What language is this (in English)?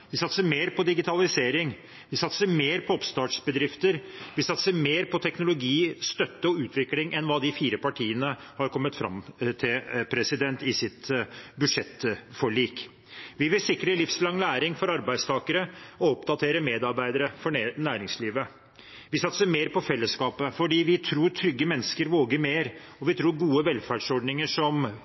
Norwegian Bokmål